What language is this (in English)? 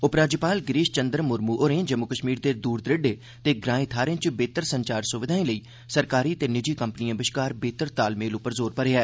Dogri